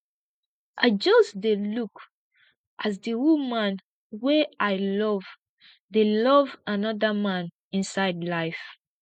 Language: Nigerian Pidgin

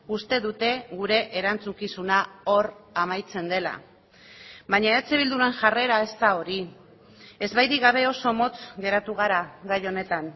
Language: Basque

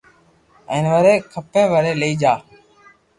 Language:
Loarki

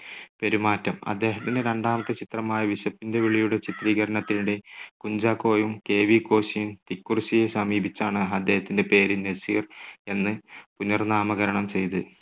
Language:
Malayalam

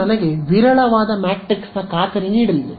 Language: Kannada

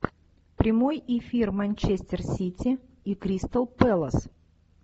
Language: Russian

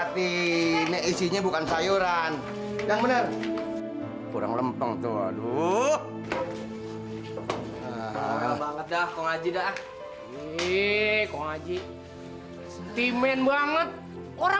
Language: Indonesian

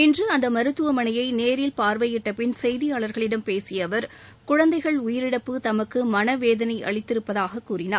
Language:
Tamil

